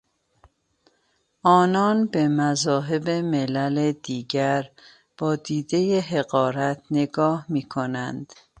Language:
Persian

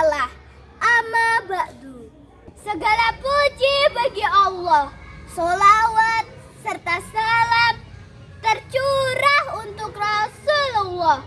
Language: Indonesian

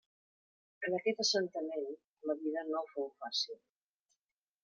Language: Catalan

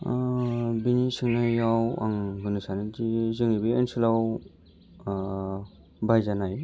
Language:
Bodo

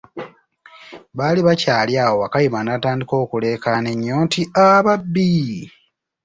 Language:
Ganda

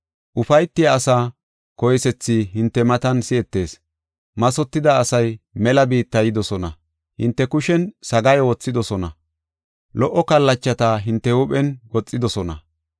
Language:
Gofa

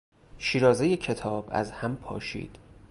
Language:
Persian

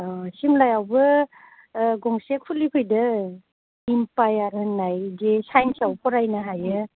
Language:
Bodo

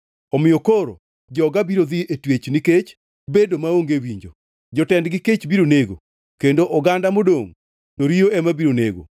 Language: Luo (Kenya and Tanzania)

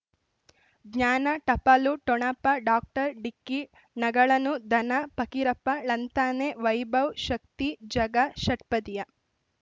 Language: Kannada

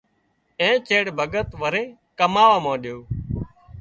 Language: Wadiyara Koli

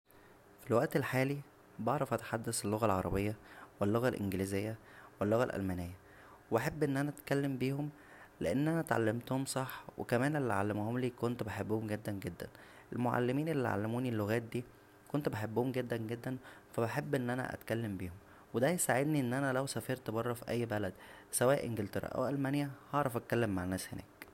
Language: Egyptian Arabic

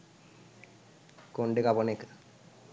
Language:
Sinhala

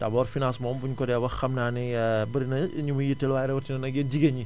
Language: Wolof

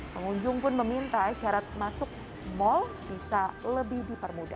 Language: Indonesian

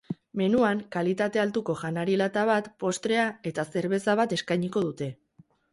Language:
Basque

